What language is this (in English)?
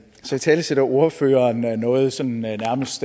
Danish